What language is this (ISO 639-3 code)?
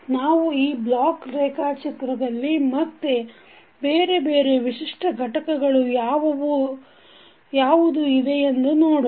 kan